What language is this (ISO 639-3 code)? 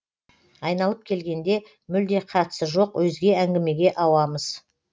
kaz